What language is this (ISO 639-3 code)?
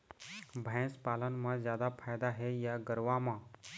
hne